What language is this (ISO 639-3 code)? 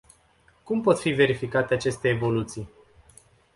ron